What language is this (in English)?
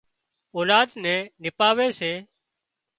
Wadiyara Koli